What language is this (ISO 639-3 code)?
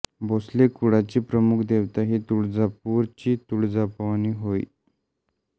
mar